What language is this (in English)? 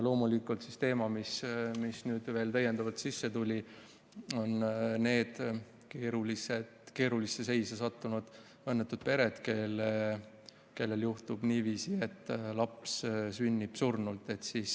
Estonian